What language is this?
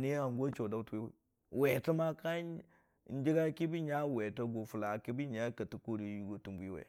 Dijim-Bwilim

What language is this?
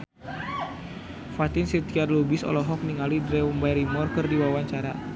Sundanese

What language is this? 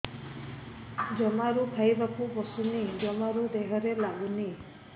Odia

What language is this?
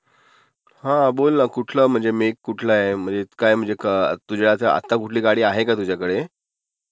Marathi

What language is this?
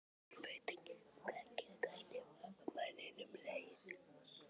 Icelandic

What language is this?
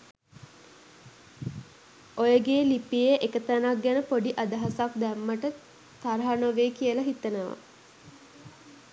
Sinhala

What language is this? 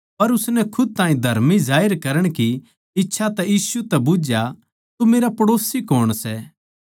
Haryanvi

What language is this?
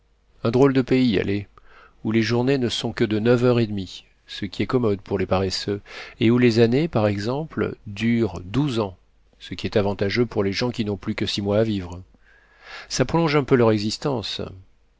French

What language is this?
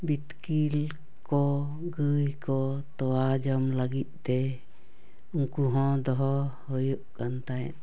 Santali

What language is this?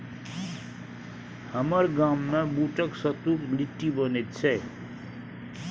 Maithili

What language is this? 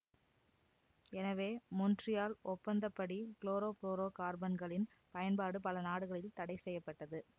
Tamil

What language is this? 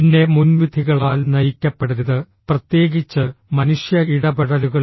Malayalam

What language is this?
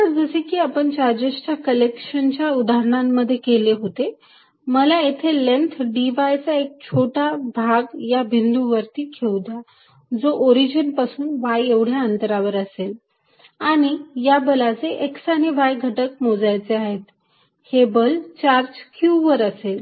Marathi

